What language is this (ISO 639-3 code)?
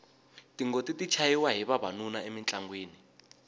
tso